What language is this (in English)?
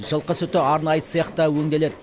Kazakh